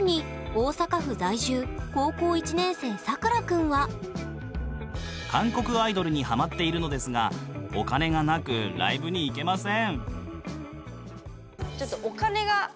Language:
Japanese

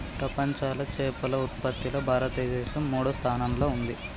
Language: Telugu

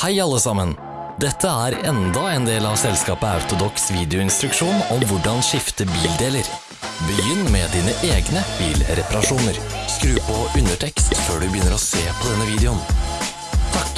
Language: Norwegian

